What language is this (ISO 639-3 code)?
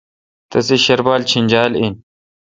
xka